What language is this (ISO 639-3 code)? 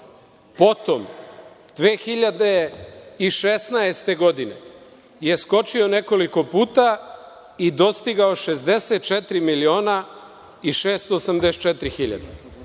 srp